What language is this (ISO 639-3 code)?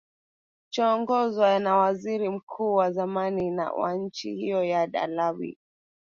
swa